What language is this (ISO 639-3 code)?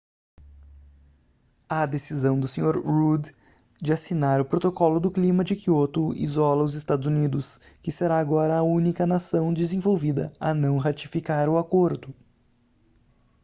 por